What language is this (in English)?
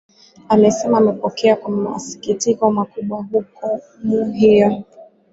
Swahili